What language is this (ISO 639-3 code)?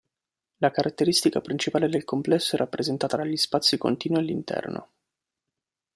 ita